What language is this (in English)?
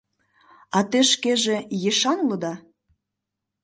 Mari